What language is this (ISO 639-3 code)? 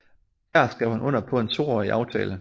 dan